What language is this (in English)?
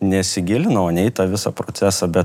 Lithuanian